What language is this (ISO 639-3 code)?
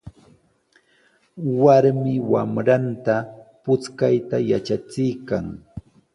qws